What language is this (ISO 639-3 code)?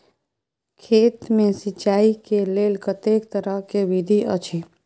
mai